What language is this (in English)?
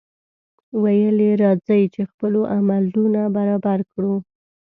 Pashto